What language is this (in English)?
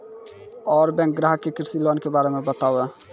Maithili